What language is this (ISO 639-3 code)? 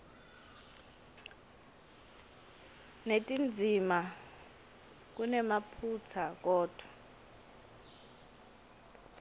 ssw